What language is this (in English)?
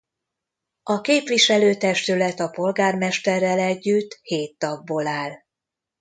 Hungarian